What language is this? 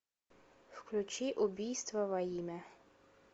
Russian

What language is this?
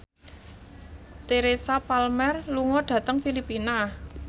Javanese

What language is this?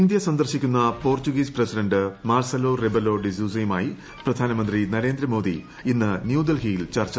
Malayalam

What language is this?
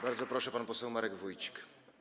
Polish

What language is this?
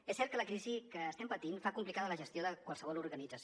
Catalan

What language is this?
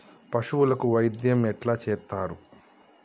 Telugu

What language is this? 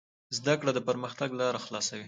Pashto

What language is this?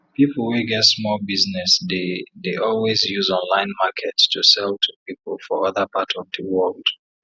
Nigerian Pidgin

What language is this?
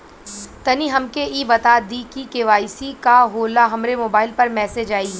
Bhojpuri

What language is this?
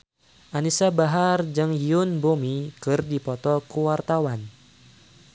Sundanese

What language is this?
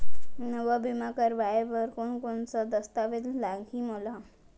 Chhattisgarhi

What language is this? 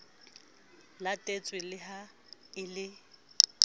Southern Sotho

